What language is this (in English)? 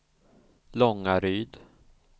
Swedish